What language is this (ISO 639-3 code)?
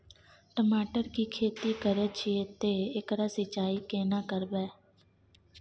mai